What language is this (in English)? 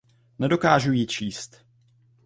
Czech